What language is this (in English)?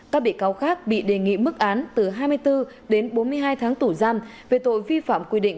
Vietnamese